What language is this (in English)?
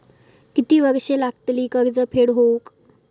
Marathi